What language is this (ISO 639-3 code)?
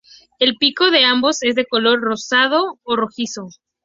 spa